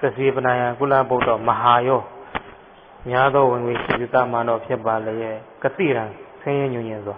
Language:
Thai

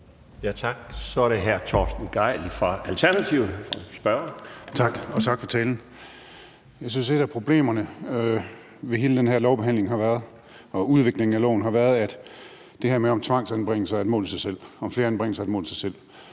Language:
Danish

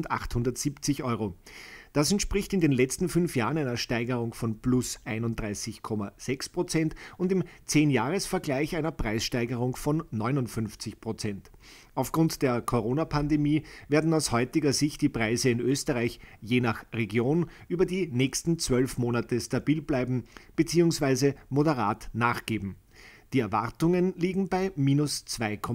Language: German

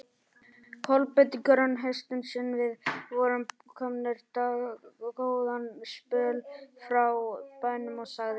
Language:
Icelandic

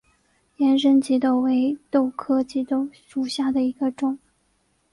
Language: Chinese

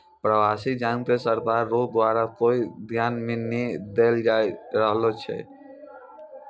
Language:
Maithili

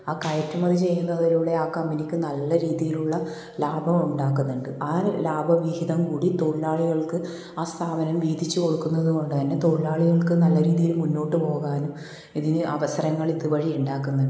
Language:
Malayalam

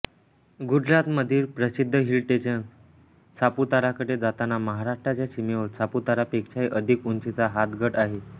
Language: Marathi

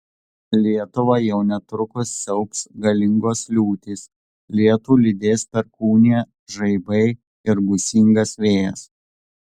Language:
Lithuanian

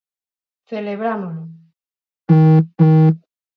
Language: Galician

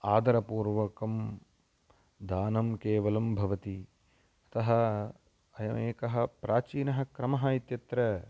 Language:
Sanskrit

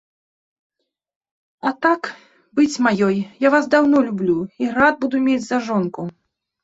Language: Belarusian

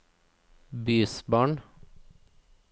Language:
Norwegian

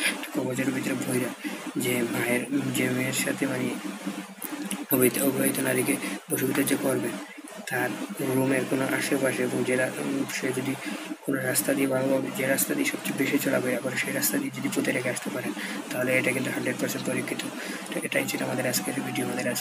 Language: Bangla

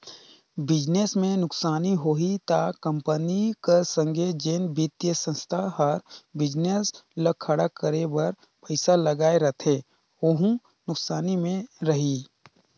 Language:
Chhattisgarhi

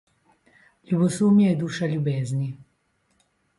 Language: Slovenian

